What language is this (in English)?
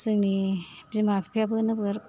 Bodo